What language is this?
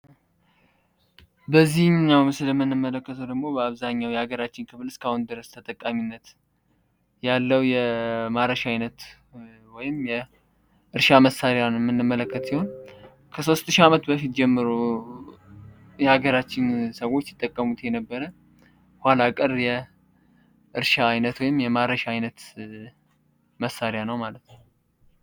Amharic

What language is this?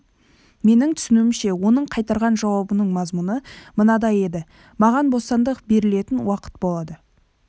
Kazakh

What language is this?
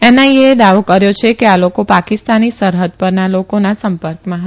Gujarati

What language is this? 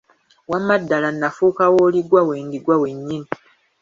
Ganda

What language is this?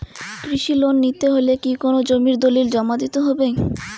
Bangla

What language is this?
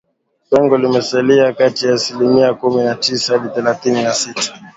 Swahili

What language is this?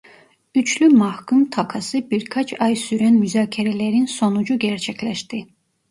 Turkish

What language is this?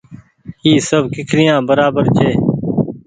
Goaria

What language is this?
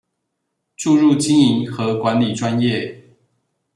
Chinese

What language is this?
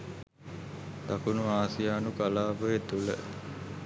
Sinhala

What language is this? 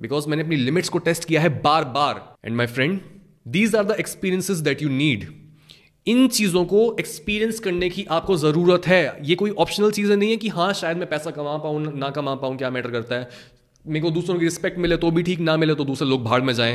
Hindi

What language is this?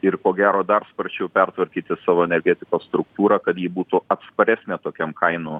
Lithuanian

